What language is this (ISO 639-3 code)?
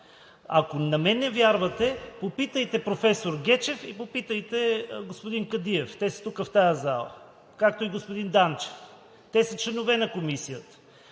bul